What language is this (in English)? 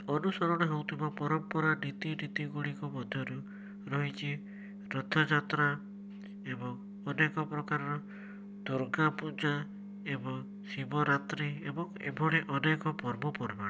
Odia